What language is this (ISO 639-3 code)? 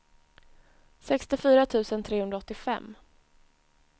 swe